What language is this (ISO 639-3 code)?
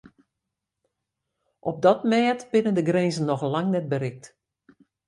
fry